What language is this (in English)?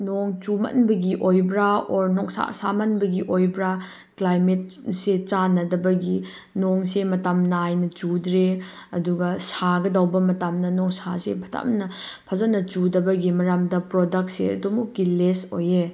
Manipuri